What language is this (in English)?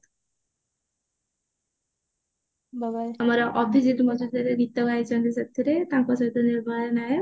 Odia